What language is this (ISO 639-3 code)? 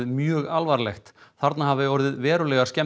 isl